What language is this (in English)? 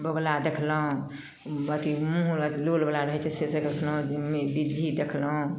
Maithili